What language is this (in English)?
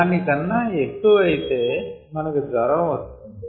Telugu